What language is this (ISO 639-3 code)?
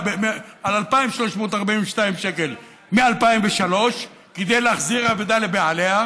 heb